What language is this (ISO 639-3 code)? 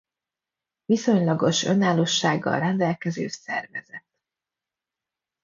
hun